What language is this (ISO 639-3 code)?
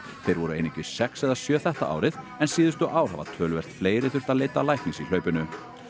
isl